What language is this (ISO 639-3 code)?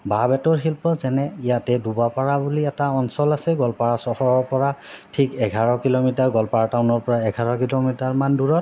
asm